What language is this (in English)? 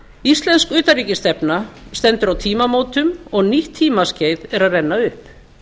Icelandic